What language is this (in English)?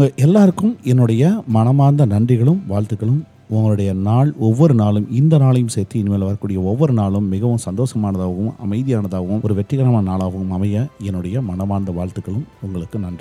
Tamil